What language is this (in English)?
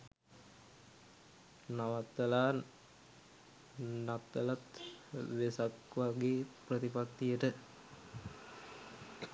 Sinhala